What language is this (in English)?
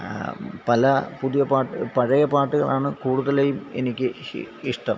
Malayalam